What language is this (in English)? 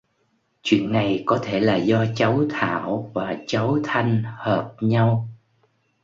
Vietnamese